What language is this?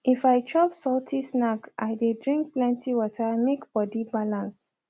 Nigerian Pidgin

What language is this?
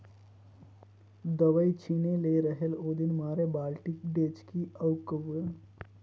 Chhattisgarhi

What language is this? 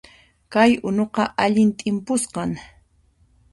Puno Quechua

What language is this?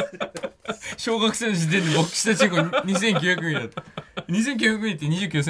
Japanese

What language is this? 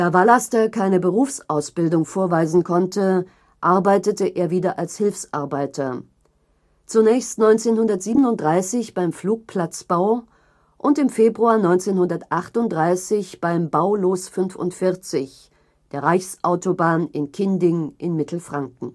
German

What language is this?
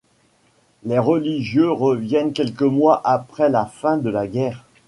French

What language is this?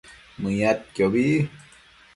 Matsés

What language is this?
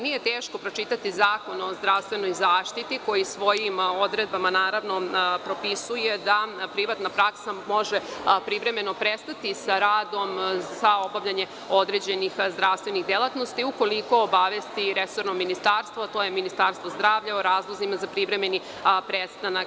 Serbian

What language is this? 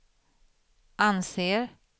Swedish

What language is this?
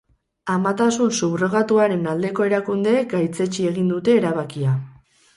Basque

